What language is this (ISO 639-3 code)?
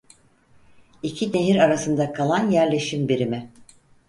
tur